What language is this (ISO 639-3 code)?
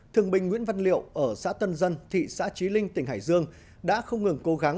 vie